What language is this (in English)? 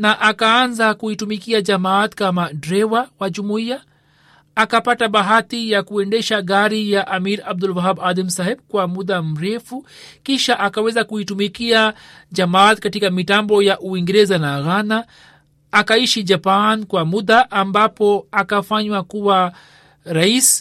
Swahili